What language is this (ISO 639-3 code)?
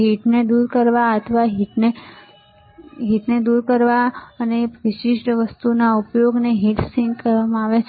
guj